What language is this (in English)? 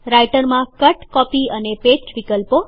Gujarati